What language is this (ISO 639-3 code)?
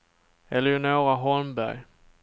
swe